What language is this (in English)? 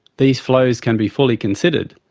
English